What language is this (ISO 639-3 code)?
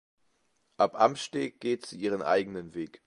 deu